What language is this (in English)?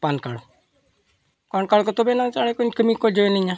Santali